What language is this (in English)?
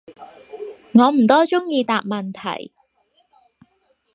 Cantonese